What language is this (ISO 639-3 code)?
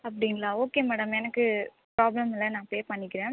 tam